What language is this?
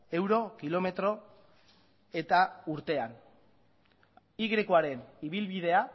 Basque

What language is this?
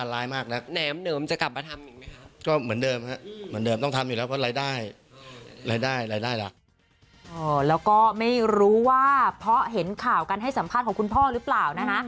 Thai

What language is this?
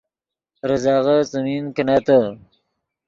Yidgha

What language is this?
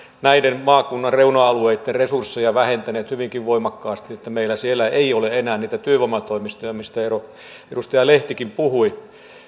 Finnish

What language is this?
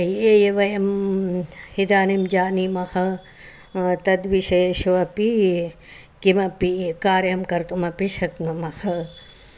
Sanskrit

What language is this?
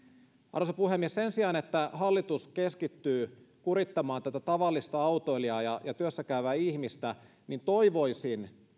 Finnish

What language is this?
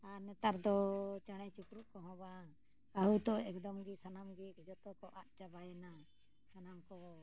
Santali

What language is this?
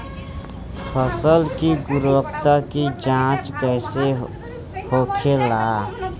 Bhojpuri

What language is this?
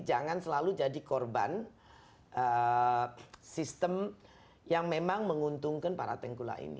Indonesian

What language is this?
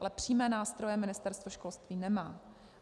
Czech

